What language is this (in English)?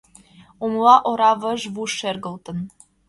Mari